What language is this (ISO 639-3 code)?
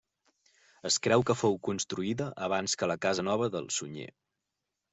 cat